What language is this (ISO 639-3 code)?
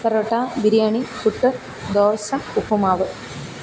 mal